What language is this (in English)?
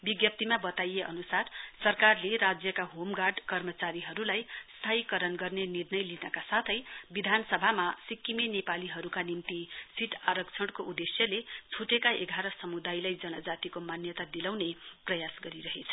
Nepali